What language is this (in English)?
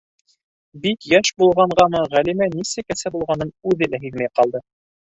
Bashkir